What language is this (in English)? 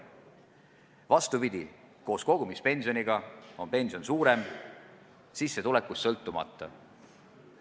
Estonian